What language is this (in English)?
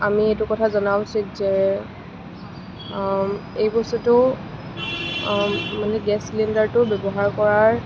Assamese